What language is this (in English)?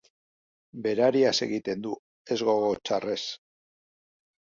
Basque